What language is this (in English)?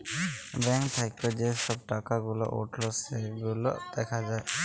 Bangla